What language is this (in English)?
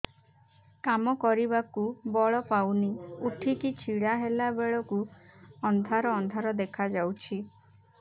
Odia